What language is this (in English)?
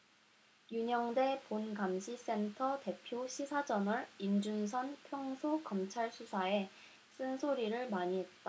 Korean